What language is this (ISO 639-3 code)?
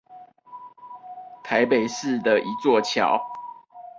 zho